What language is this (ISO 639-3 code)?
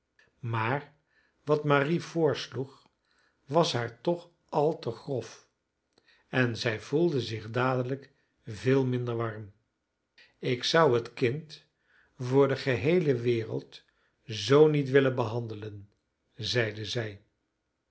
nld